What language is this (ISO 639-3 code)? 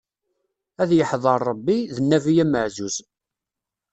kab